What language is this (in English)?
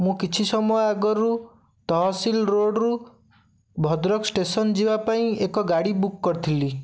Odia